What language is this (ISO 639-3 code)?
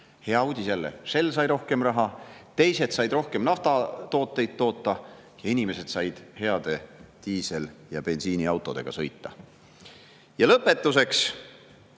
est